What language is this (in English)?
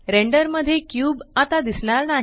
Marathi